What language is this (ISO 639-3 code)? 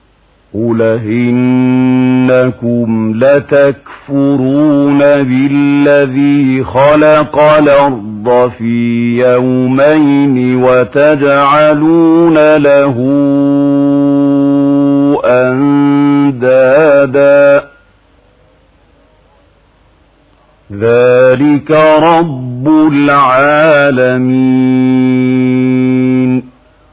ara